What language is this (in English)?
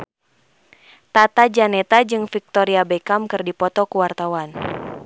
Sundanese